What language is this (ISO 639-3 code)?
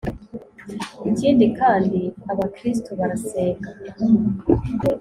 kin